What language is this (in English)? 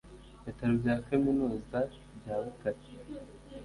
Kinyarwanda